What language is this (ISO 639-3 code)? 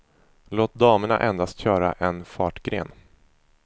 swe